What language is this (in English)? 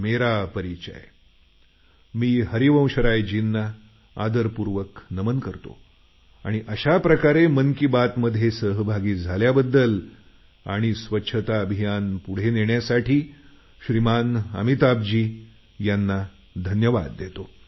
Marathi